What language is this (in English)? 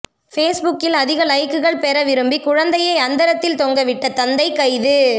Tamil